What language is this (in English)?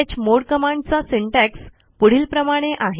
Marathi